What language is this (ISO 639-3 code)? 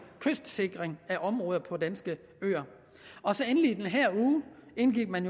dan